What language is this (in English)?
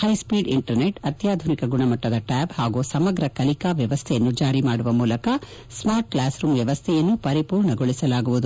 Kannada